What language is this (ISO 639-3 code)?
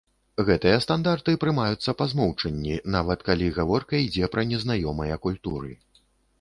bel